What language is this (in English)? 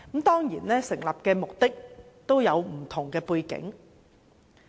Cantonese